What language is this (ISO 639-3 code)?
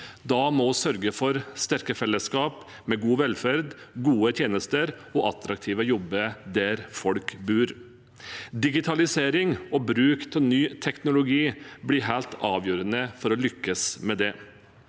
nor